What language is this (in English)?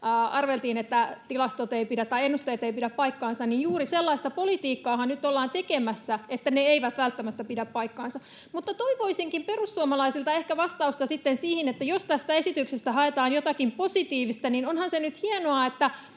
Finnish